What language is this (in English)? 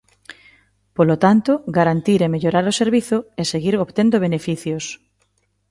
Galician